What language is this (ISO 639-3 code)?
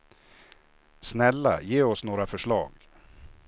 swe